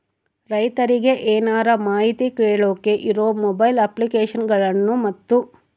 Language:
Kannada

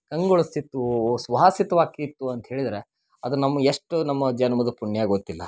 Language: Kannada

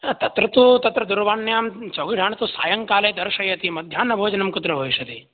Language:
Sanskrit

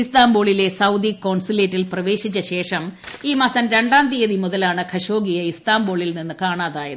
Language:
Malayalam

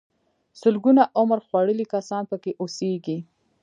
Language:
Pashto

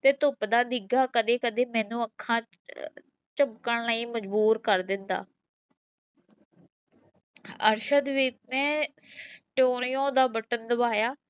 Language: Punjabi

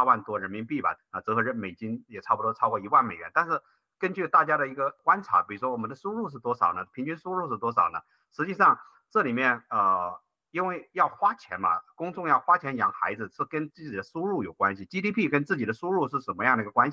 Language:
Chinese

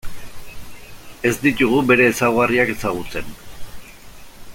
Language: Basque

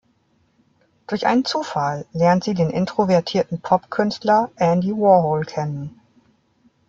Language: German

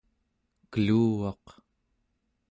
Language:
Central Yupik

